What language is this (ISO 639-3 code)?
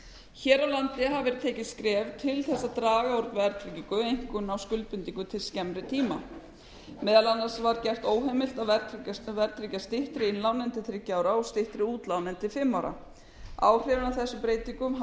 isl